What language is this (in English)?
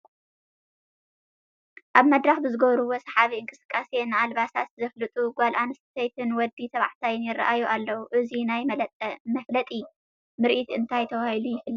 Tigrinya